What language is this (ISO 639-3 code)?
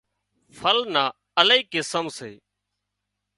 kxp